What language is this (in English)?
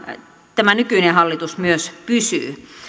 Finnish